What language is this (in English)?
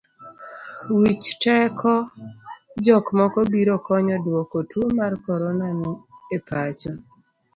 Luo (Kenya and Tanzania)